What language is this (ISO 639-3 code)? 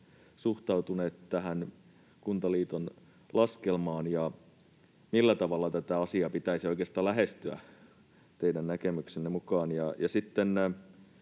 fin